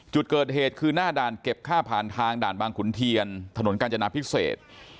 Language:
Thai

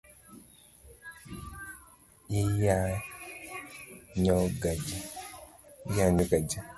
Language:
Luo (Kenya and Tanzania)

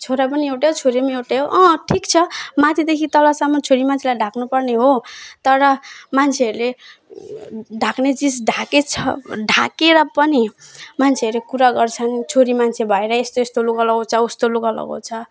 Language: Nepali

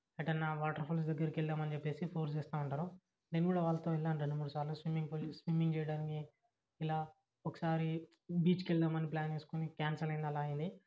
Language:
Telugu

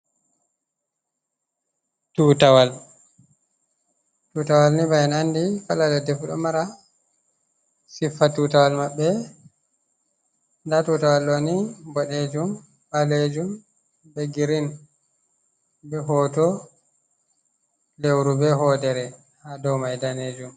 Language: Fula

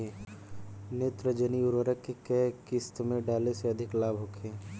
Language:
Bhojpuri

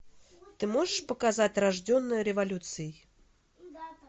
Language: Russian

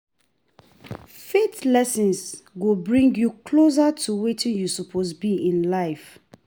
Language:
Nigerian Pidgin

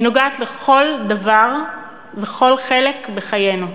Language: Hebrew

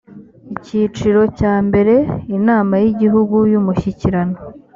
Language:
Kinyarwanda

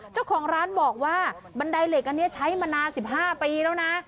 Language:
Thai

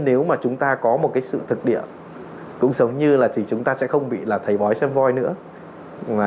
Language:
Vietnamese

